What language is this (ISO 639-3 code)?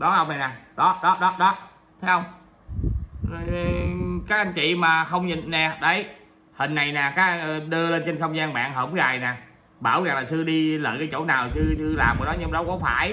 vie